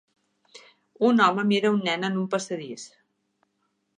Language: Catalan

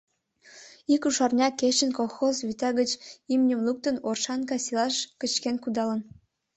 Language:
Mari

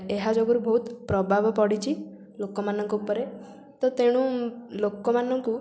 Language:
Odia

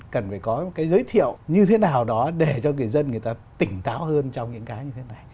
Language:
Vietnamese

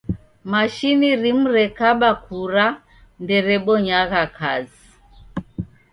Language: Taita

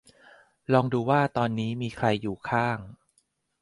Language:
Thai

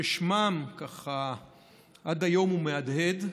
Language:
Hebrew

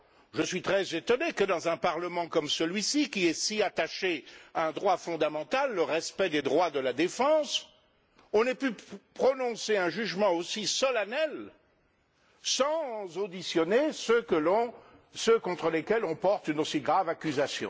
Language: French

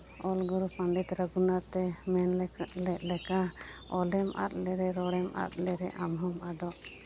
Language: Santali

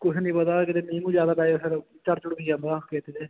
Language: Punjabi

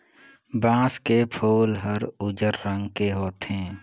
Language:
Chhattisgarhi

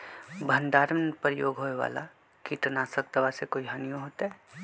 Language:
Magahi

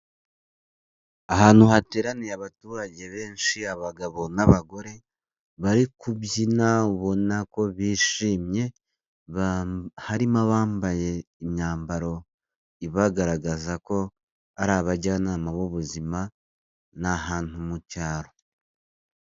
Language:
Kinyarwanda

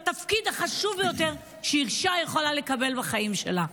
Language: Hebrew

